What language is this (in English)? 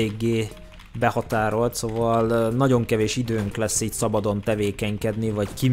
Hungarian